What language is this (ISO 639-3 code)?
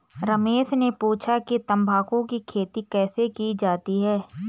hin